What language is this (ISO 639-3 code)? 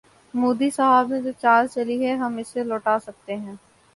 urd